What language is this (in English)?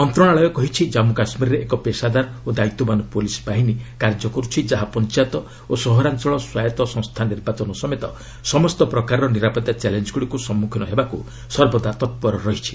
Odia